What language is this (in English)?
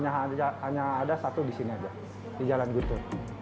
Indonesian